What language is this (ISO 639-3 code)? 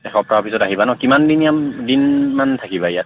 asm